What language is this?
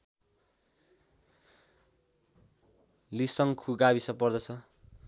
Nepali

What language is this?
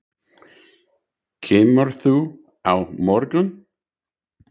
Icelandic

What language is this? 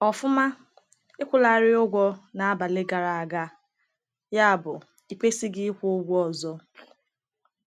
Igbo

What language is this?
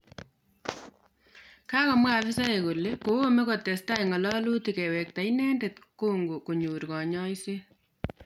Kalenjin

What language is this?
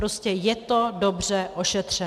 Czech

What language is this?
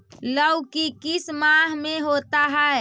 Magahi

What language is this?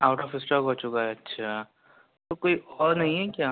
Urdu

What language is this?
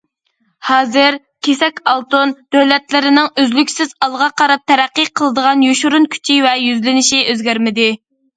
Uyghur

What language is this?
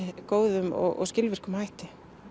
Icelandic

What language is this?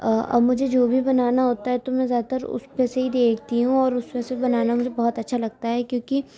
Urdu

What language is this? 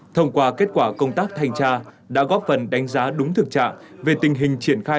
Vietnamese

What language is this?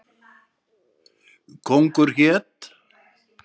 Icelandic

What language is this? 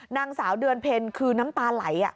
Thai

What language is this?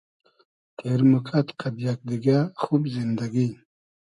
Hazaragi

